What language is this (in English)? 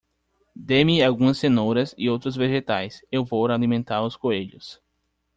Portuguese